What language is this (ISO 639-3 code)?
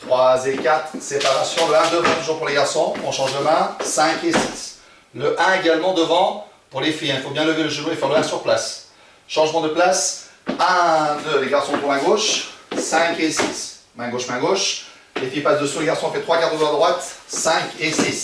fra